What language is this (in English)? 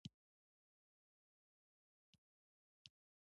Pashto